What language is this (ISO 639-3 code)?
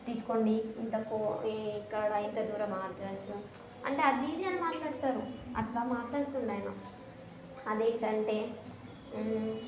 tel